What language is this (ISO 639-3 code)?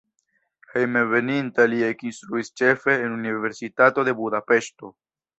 epo